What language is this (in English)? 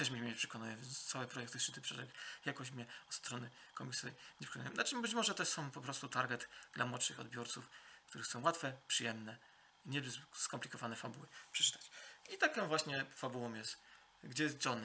Polish